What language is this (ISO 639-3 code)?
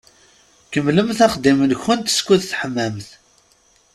kab